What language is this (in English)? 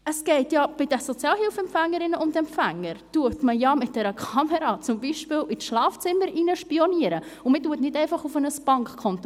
Swiss German